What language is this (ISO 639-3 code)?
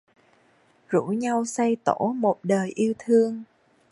vie